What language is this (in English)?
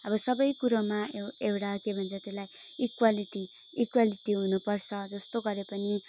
Nepali